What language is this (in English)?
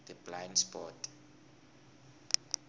South Ndebele